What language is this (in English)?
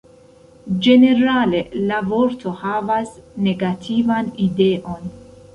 Esperanto